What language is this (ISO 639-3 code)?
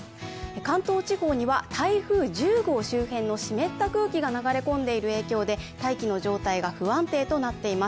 jpn